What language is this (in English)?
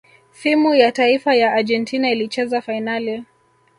Swahili